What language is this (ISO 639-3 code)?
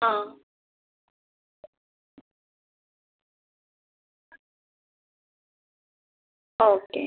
mal